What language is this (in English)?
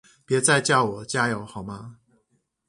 Chinese